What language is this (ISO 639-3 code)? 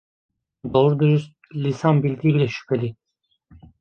tur